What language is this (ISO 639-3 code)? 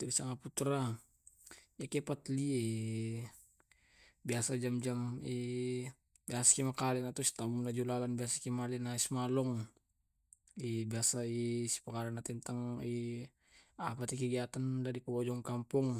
rob